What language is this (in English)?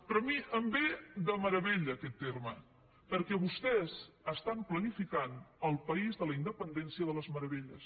Catalan